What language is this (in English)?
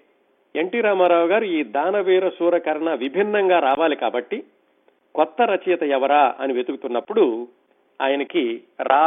Telugu